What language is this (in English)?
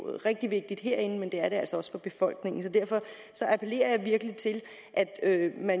Danish